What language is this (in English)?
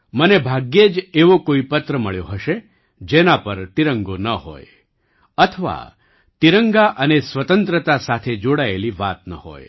Gujarati